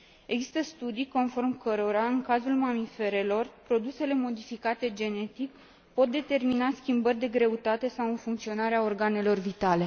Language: Romanian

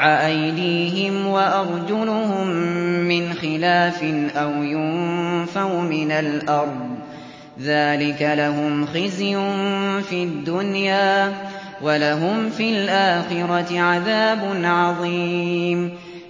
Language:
Arabic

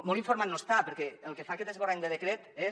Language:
Catalan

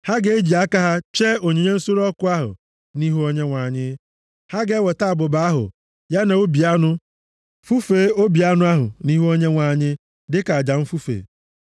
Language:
Igbo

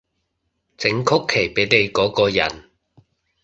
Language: Cantonese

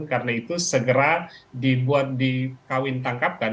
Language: Indonesian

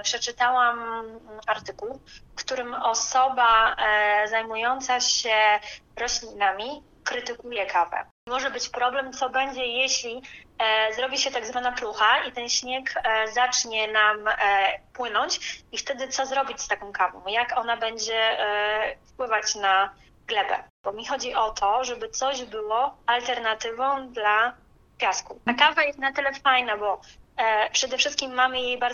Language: Polish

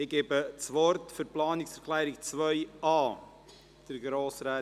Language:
Swiss German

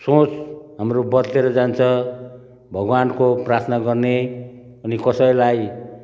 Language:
Nepali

